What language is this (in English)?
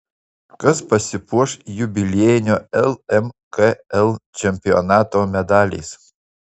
Lithuanian